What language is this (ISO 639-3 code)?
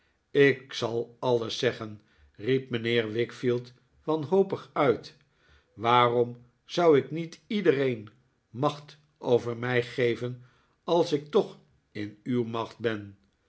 nld